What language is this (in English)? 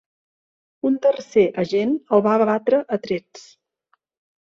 Catalan